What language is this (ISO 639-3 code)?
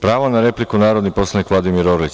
srp